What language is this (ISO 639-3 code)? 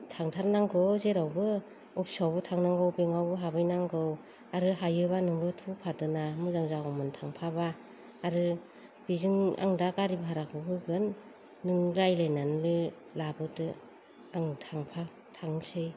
brx